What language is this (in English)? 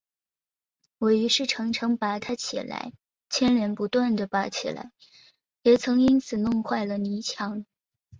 Chinese